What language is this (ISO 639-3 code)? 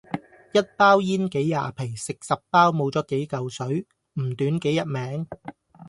yue